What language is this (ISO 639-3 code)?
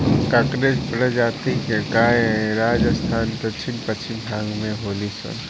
bho